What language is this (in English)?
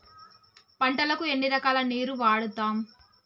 Telugu